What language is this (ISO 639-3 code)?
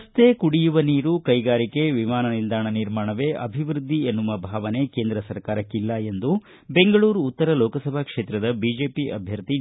kan